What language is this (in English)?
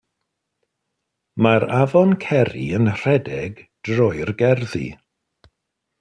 Welsh